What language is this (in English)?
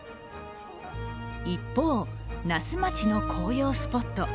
Japanese